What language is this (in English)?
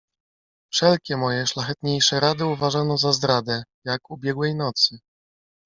Polish